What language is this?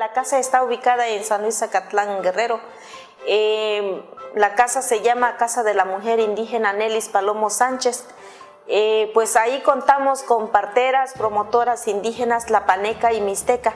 Spanish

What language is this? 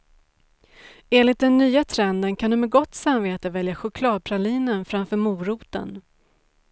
Swedish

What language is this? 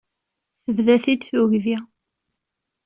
Kabyle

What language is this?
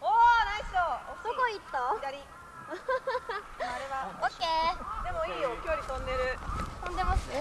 Japanese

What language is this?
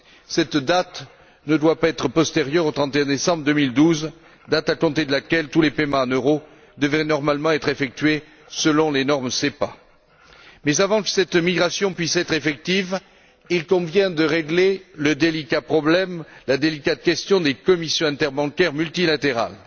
French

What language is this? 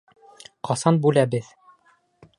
Bashkir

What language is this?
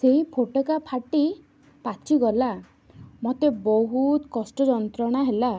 Odia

